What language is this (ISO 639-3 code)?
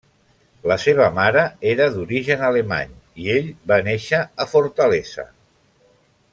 cat